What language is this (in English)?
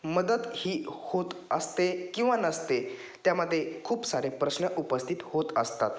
Marathi